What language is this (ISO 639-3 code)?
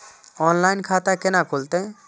mai